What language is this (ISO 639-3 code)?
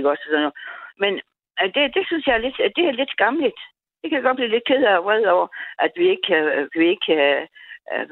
dan